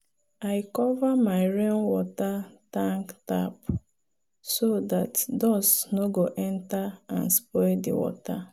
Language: Nigerian Pidgin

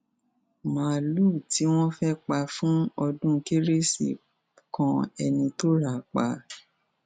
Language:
Yoruba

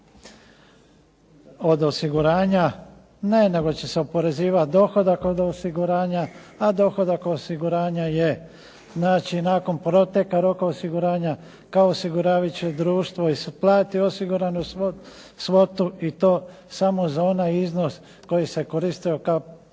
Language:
Croatian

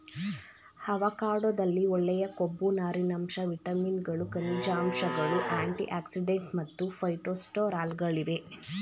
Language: Kannada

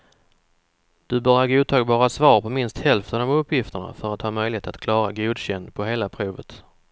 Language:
Swedish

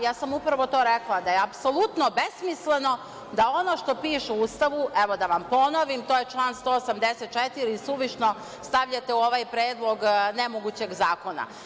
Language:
Serbian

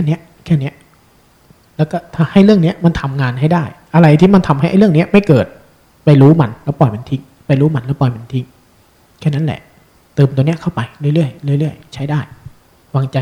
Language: Thai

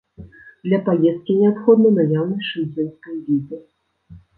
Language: Belarusian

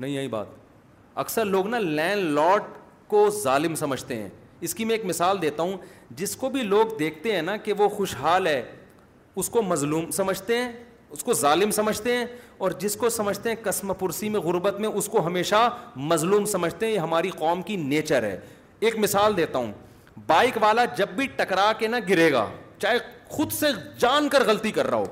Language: Urdu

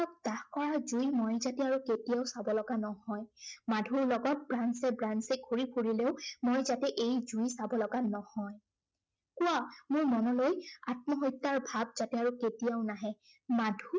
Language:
Assamese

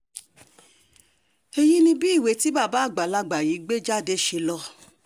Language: Yoruba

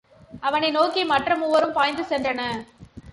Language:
Tamil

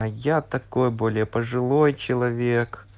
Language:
Russian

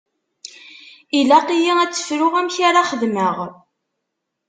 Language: Kabyle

